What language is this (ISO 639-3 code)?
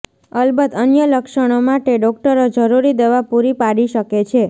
guj